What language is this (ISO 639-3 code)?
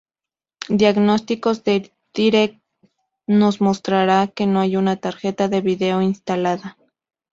spa